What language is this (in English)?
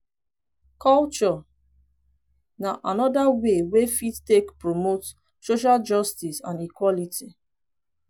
Nigerian Pidgin